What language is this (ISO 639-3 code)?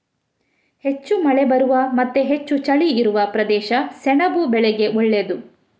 kan